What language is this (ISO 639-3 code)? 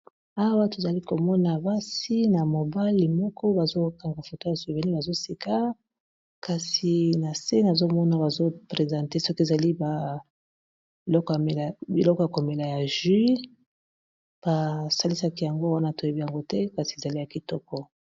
lin